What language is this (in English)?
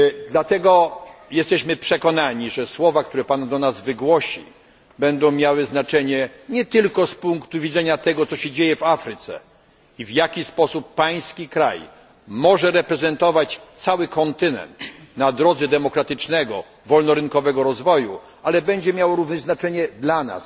Polish